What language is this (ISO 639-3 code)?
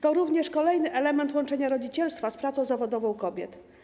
pol